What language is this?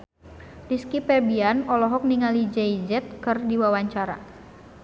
Sundanese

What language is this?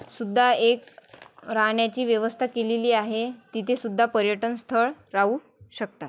Marathi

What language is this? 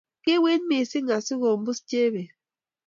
Kalenjin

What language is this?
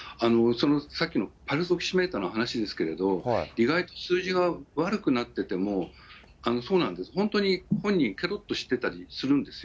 Japanese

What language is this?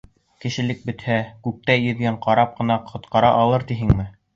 Bashkir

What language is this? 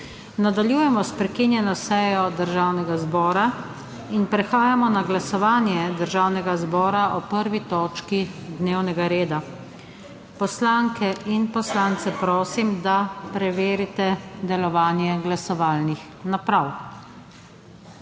Slovenian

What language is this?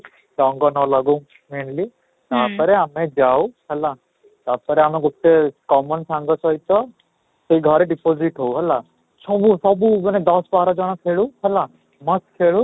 Odia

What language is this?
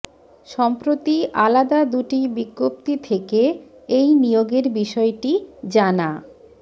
Bangla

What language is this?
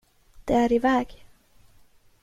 Swedish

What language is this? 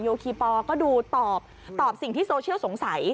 Thai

